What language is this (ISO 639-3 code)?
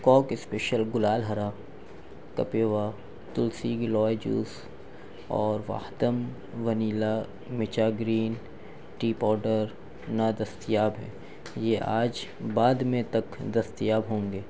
urd